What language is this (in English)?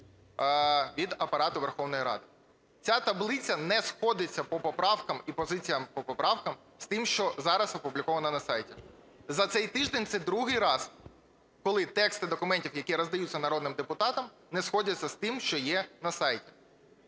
Ukrainian